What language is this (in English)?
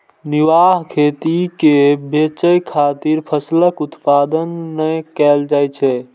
Maithili